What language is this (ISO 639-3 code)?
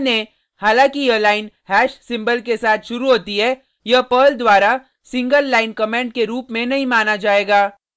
hin